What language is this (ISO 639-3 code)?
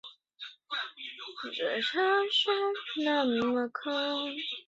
zho